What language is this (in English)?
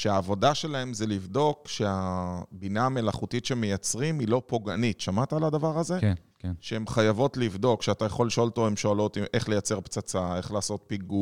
Hebrew